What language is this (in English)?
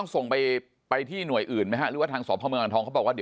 Thai